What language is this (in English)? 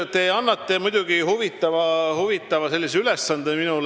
Estonian